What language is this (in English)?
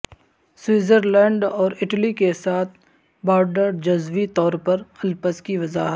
Urdu